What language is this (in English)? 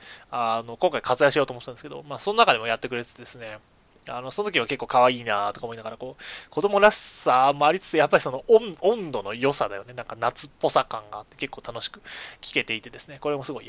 Japanese